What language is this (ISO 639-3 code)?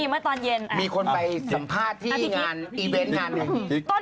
tha